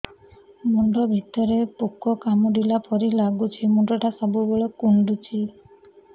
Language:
Odia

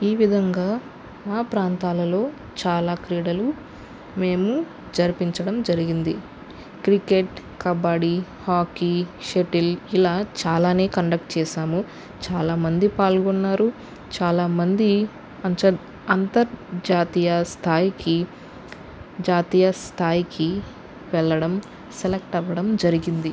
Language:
Telugu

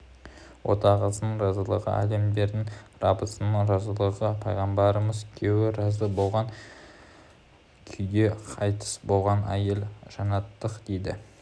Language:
Kazakh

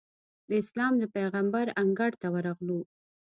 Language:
Pashto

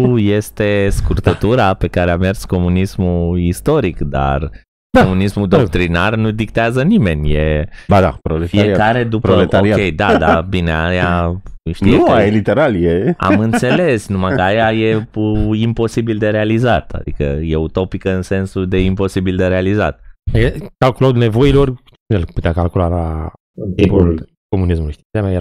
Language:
Romanian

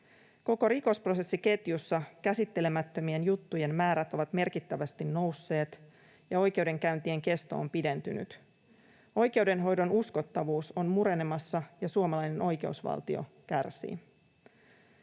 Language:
Finnish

